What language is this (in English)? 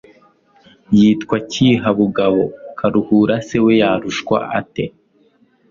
Kinyarwanda